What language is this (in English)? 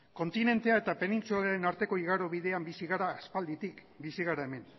Basque